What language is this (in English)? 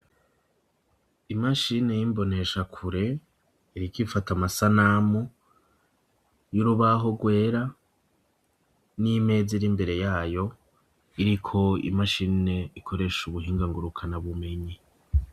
Rundi